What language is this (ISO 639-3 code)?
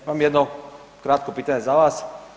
hrv